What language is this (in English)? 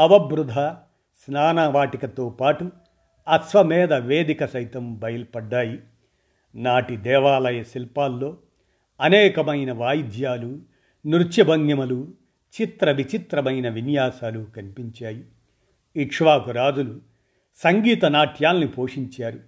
Telugu